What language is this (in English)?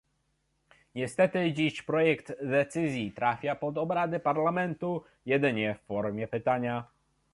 Polish